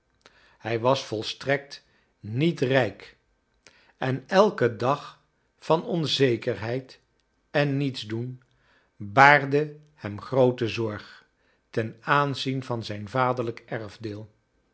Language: Dutch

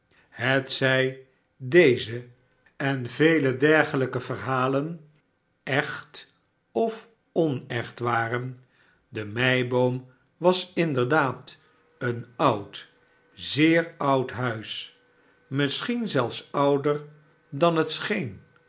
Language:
Dutch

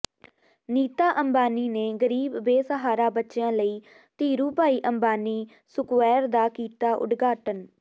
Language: Punjabi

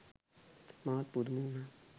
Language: Sinhala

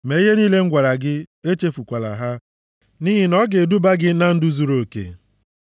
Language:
Igbo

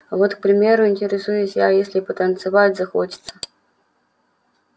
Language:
Russian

